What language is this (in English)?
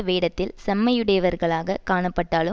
Tamil